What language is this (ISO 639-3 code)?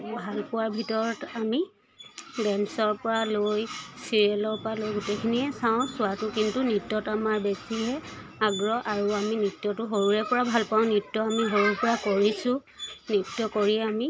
asm